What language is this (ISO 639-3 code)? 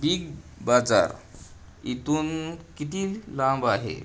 mar